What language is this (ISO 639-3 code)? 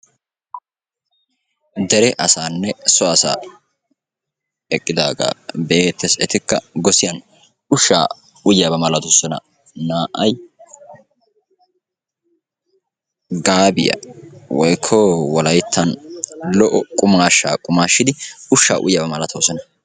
wal